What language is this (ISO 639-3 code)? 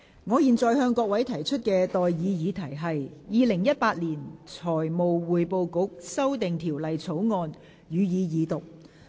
yue